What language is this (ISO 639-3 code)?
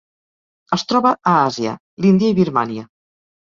cat